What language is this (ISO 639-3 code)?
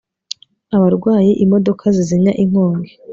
kin